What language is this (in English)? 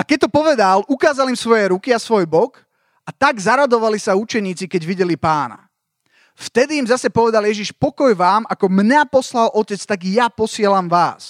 Slovak